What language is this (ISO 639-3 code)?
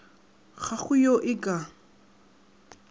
nso